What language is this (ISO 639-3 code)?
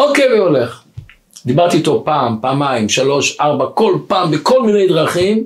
heb